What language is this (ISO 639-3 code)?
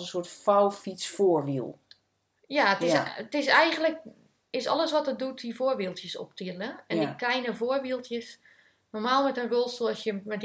nld